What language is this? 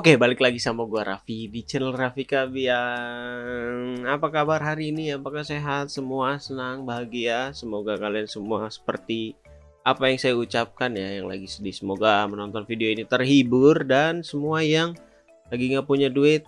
Indonesian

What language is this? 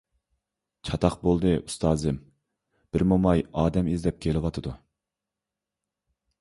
Uyghur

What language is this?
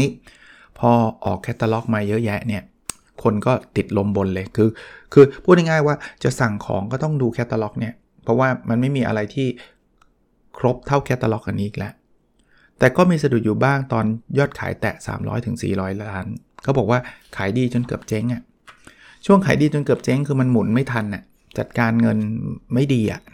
Thai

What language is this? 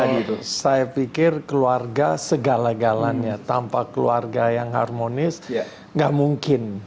Indonesian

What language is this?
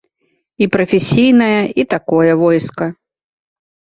Belarusian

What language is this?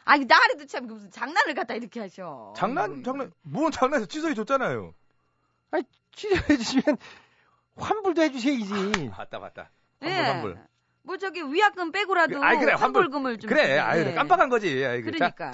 Korean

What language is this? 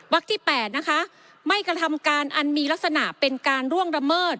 Thai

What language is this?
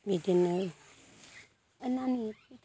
Bodo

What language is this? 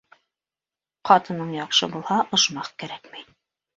Bashkir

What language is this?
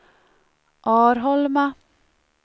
Swedish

